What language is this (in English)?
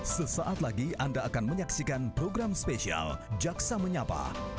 Indonesian